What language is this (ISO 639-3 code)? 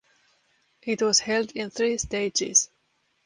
eng